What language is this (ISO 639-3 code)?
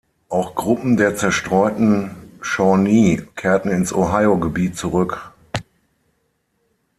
deu